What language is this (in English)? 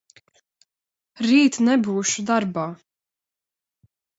Latvian